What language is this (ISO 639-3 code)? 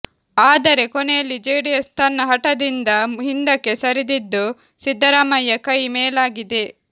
kan